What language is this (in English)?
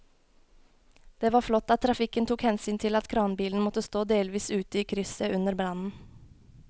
Norwegian